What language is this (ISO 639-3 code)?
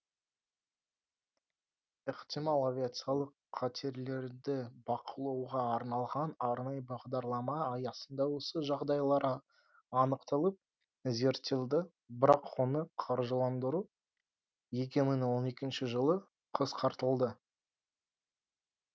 kaz